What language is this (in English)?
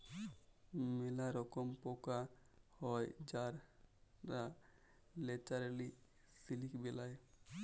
Bangla